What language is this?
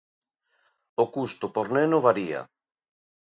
Galician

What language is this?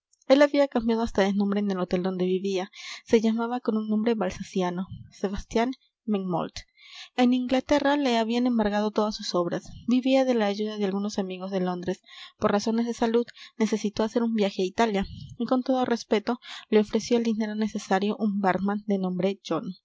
Spanish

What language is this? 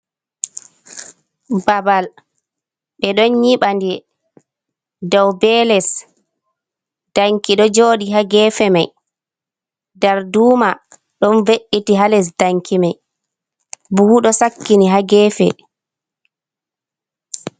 Fula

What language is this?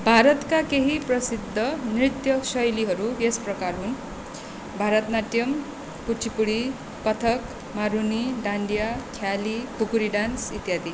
Nepali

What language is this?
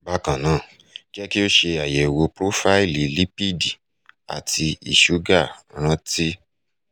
Yoruba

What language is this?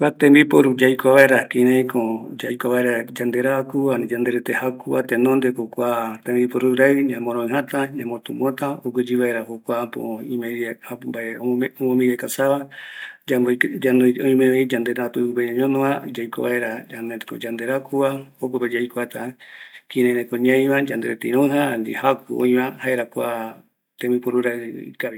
Eastern Bolivian Guaraní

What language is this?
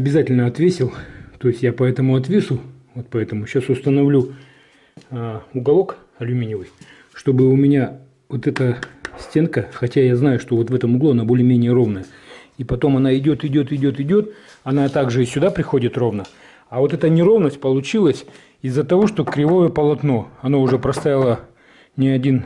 Russian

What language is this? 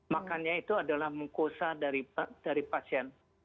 Indonesian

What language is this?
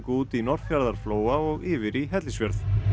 Icelandic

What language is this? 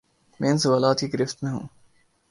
Urdu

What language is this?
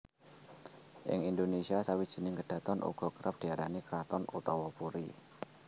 Javanese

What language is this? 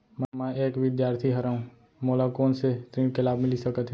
Chhattisgarhi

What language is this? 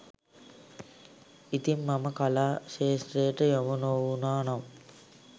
Sinhala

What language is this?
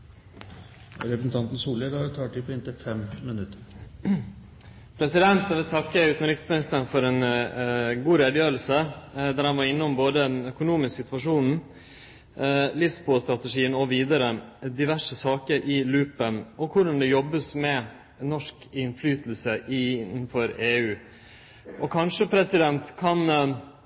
Norwegian Nynorsk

